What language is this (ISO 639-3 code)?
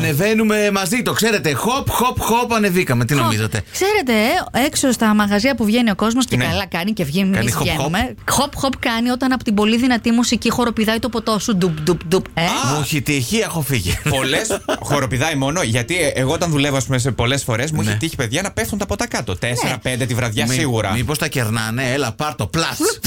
ell